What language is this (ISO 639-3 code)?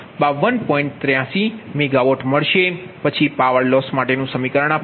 guj